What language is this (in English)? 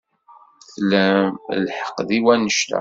Kabyle